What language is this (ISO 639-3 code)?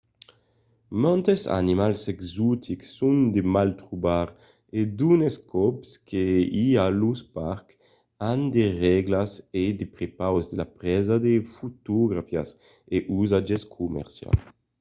oci